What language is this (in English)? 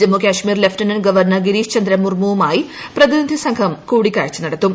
Malayalam